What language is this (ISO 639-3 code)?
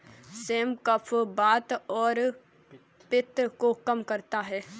hin